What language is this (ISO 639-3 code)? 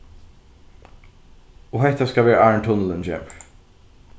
fao